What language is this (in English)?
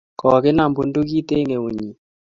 Kalenjin